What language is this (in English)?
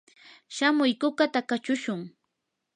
Yanahuanca Pasco Quechua